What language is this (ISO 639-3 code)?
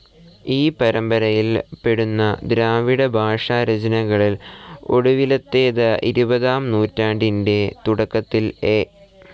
mal